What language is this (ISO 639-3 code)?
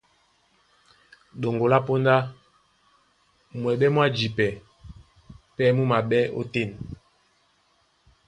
dua